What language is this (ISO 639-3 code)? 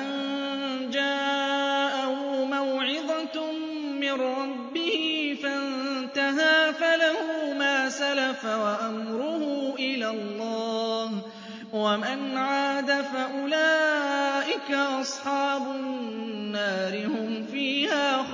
ara